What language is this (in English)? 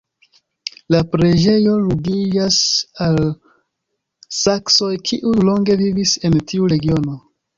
Esperanto